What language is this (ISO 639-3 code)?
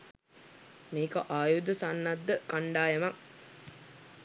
sin